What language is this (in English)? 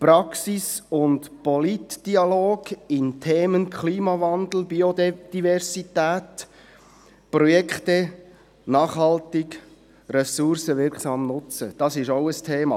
Swiss German